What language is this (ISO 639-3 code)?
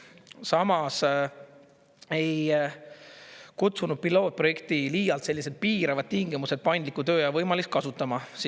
est